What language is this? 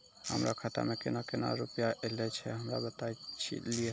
Maithili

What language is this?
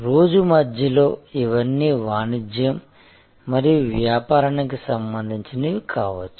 Telugu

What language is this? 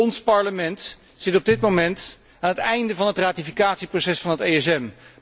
Dutch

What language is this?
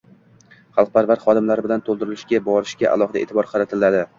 Uzbek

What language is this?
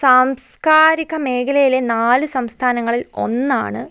Malayalam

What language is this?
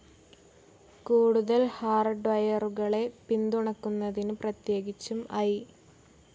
Malayalam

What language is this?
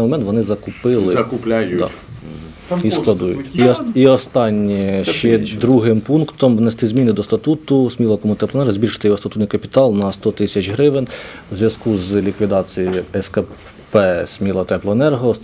Ukrainian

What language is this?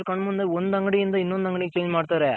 Kannada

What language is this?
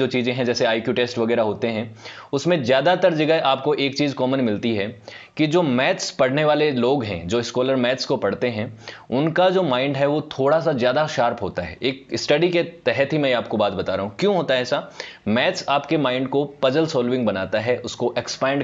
Hindi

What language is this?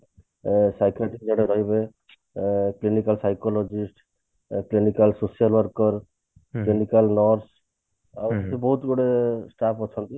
Odia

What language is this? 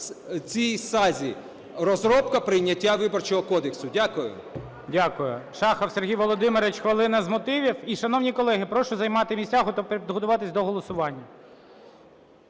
Ukrainian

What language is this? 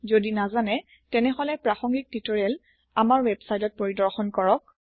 Assamese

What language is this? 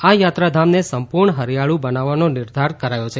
Gujarati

